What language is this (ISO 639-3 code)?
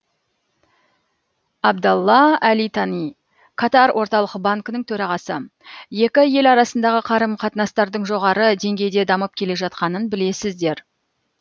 kaz